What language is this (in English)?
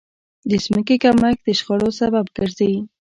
Pashto